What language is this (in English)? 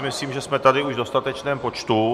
Czech